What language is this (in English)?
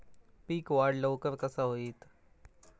Marathi